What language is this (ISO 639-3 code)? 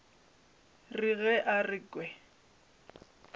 nso